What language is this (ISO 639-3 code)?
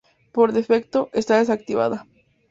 spa